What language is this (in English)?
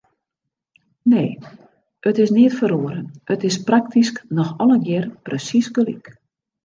Western Frisian